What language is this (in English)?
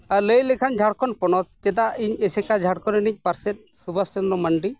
Santali